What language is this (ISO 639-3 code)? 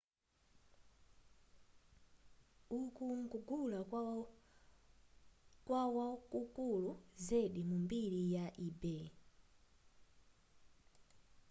nya